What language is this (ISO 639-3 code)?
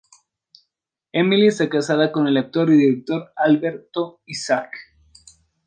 spa